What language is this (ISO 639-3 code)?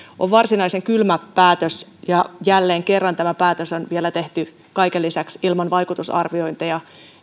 fin